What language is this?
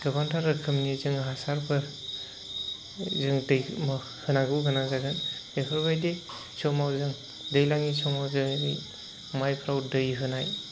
Bodo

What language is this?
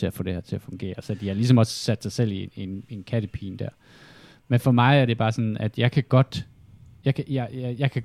Danish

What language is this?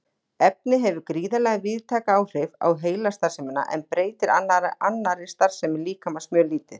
Icelandic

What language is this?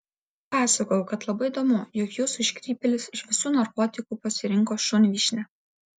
Lithuanian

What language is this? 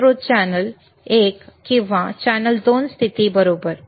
Marathi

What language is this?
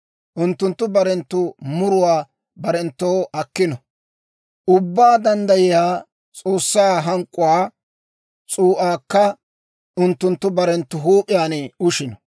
Dawro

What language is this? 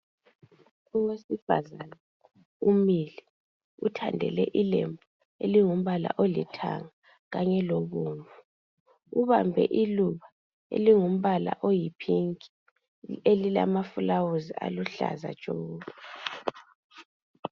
North Ndebele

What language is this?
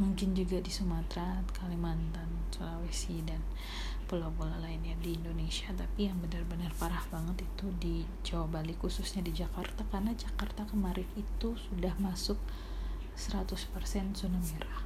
Indonesian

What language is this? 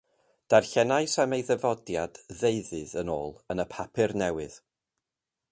Welsh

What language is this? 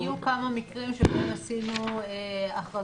Hebrew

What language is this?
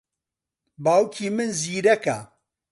Central Kurdish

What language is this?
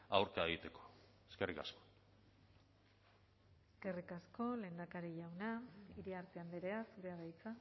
Basque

